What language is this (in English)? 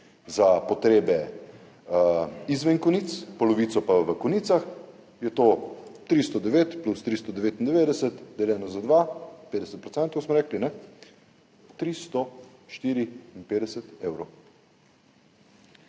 Slovenian